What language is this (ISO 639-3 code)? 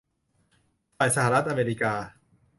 tha